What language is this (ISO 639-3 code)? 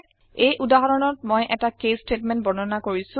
asm